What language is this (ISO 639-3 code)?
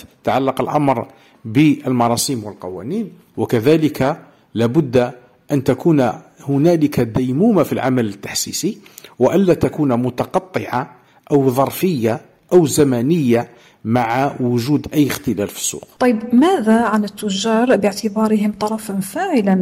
ara